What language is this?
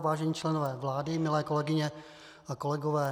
Czech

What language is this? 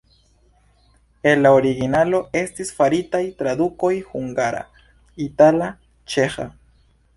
Esperanto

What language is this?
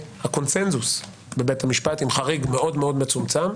Hebrew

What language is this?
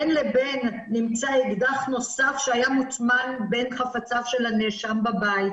Hebrew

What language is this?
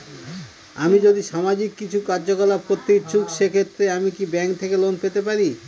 Bangla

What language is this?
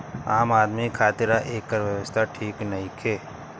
Bhojpuri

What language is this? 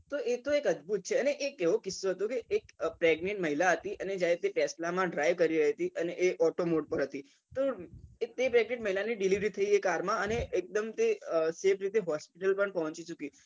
Gujarati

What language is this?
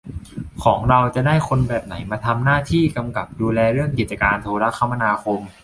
Thai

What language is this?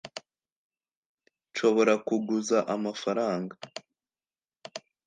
Kinyarwanda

